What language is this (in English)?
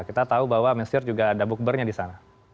Indonesian